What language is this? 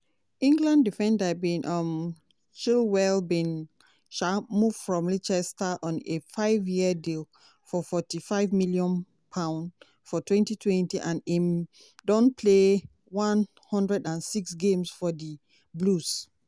Nigerian Pidgin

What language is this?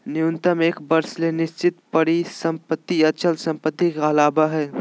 Magahi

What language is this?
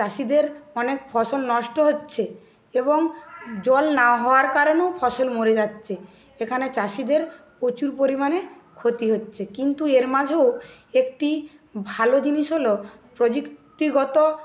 Bangla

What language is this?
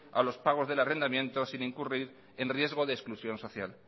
Spanish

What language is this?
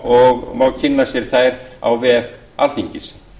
Icelandic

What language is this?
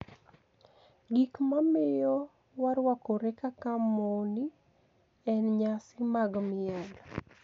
Luo (Kenya and Tanzania)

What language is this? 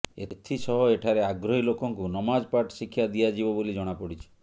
Odia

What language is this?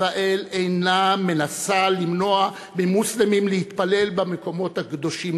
Hebrew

